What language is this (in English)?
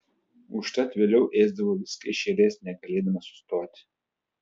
Lithuanian